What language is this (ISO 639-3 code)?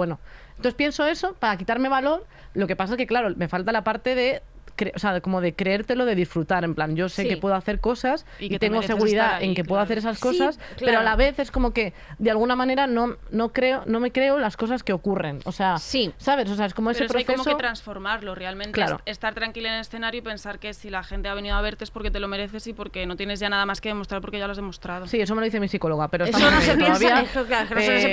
spa